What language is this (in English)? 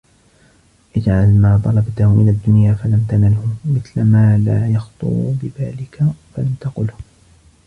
Arabic